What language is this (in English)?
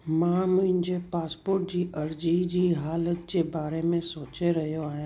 Sindhi